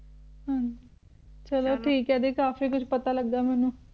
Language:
Punjabi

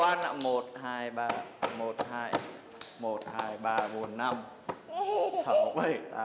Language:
Vietnamese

